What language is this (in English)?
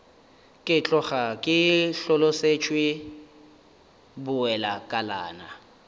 Northern Sotho